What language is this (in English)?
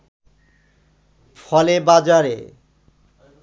Bangla